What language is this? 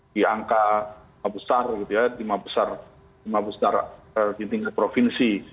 Indonesian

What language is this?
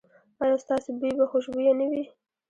Pashto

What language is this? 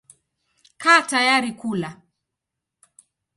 Swahili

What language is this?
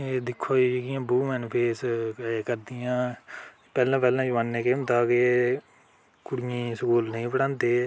Dogri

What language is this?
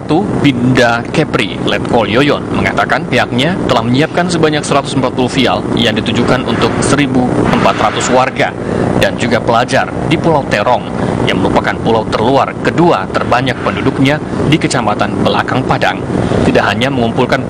Indonesian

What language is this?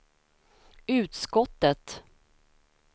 Swedish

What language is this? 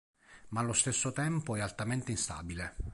Italian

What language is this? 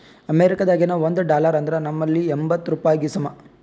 Kannada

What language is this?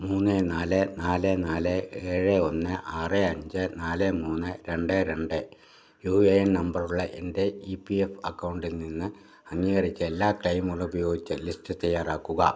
Malayalam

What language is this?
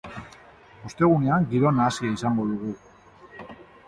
Basque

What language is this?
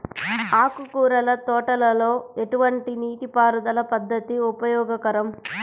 Telugu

